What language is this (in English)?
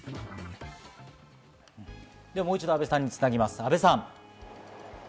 Japanese